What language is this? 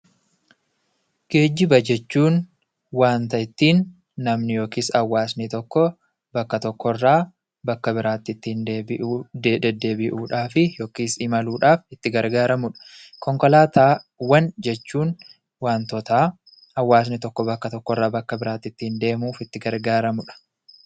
Oromo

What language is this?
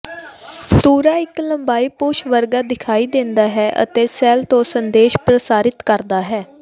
Punjabi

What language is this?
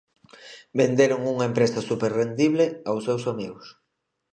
Galician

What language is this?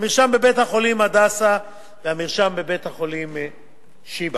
Hebrew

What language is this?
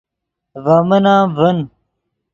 Yidgha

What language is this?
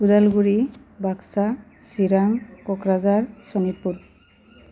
Bodo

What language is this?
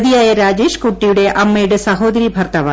Malayalam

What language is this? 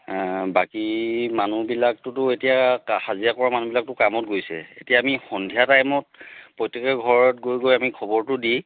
Assamese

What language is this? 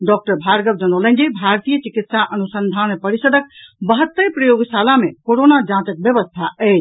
Maithili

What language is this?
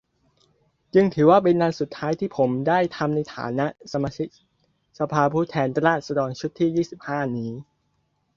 Thai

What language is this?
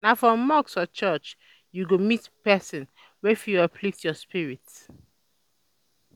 Nigerian Pidgin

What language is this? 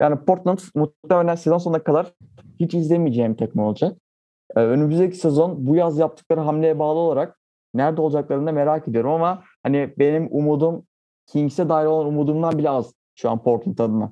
Turkish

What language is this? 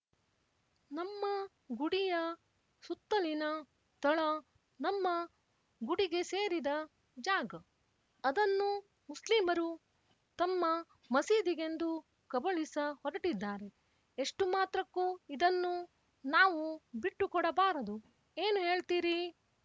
Kannada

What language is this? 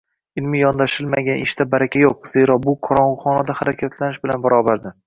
Uzbek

